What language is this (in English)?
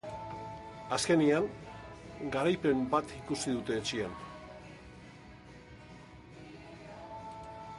Basque